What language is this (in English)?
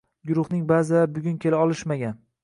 Uzbek